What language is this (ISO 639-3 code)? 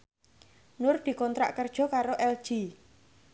jav